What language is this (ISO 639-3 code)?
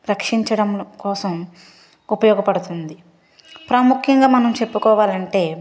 tel